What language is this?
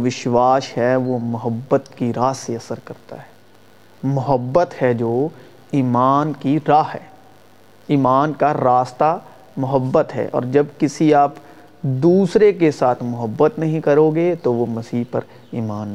Urdu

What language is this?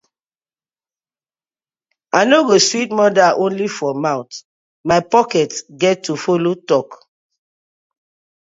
Nigerian Pidgin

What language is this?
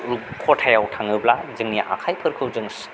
Bodo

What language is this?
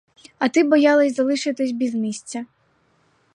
Ukrainian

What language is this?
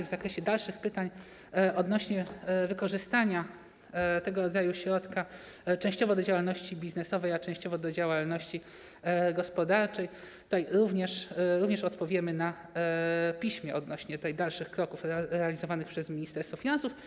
Polish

